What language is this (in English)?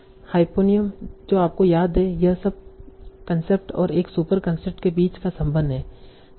Hindi